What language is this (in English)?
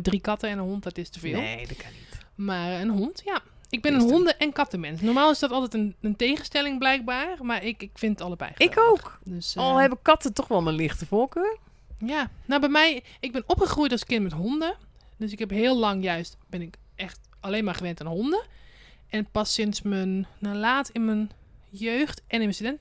Dutch